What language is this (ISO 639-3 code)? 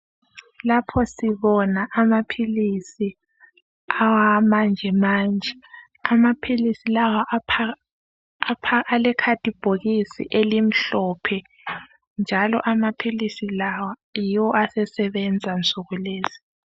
nde